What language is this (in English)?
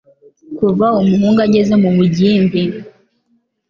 Kinyarwanda